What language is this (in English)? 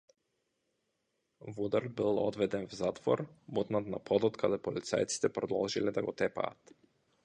Macedonian